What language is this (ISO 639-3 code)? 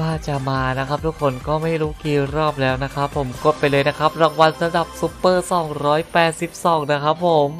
tha